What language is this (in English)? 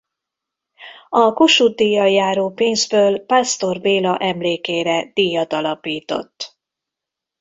Hungarian